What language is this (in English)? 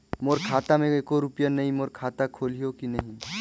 Chhattisgarhi